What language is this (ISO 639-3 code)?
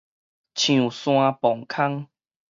nan